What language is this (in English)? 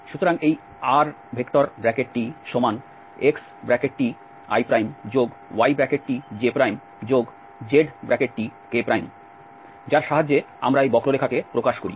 Bangla